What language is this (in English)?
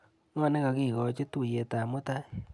Kalenjin